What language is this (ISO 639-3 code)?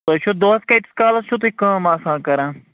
kas